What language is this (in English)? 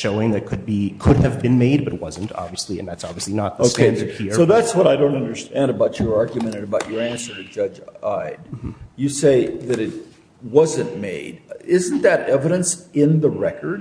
English